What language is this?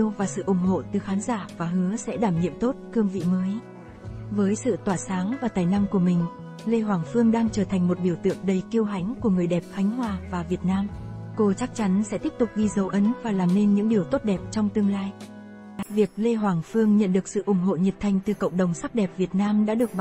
Vietnamese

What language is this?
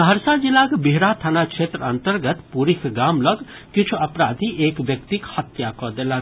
Maithili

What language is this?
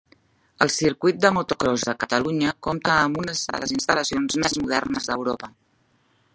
Catalan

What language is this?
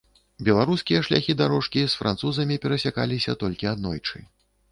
Belarusian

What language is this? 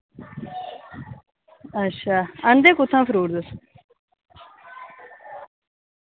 Dogri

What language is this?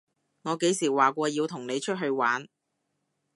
Cantonese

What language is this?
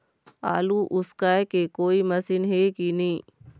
Chhattisgarhi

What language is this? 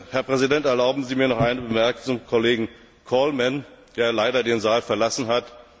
German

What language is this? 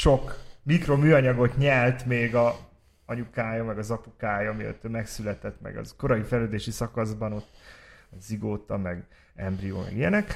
Hungarian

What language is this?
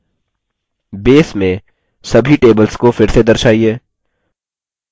Hindi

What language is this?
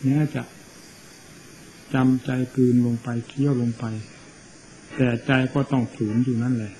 Thai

